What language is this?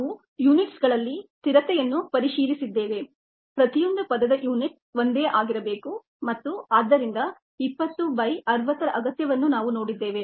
Kannada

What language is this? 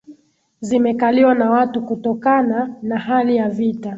Swahili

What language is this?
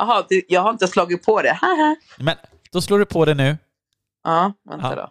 Swedish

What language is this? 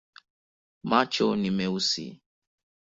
Swahili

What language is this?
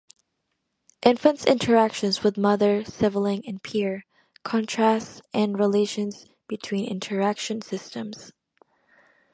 English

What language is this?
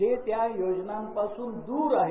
Marathi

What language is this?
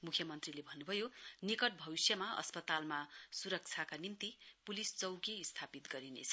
Nepali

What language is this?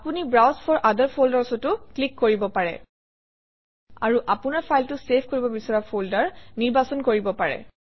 Assamese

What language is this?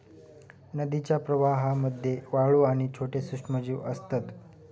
Marathi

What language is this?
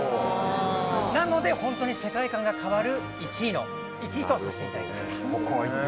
Japanese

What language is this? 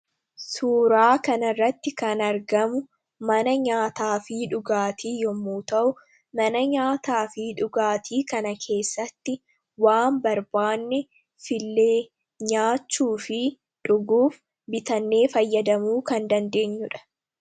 Oromo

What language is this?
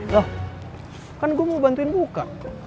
Indonesian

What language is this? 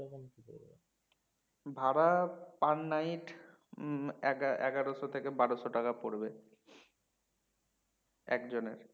Bangla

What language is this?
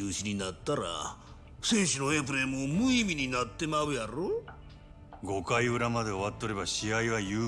Japanese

